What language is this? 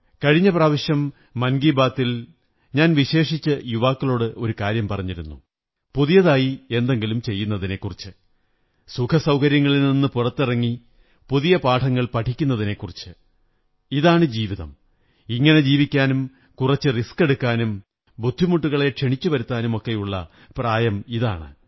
Malayalam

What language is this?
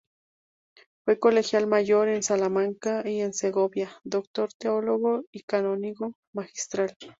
Spanish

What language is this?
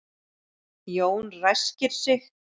Icelandic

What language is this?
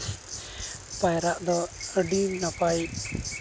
Santali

